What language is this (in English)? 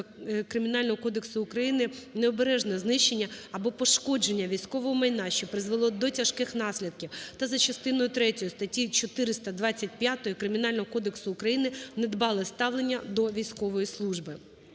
Ukrainian